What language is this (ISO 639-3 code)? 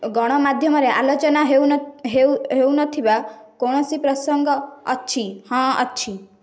ori